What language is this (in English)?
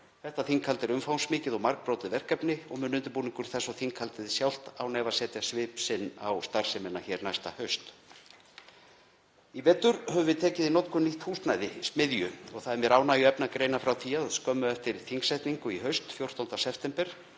Icelandic